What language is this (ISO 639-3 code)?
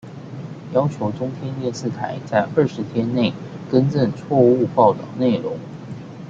zho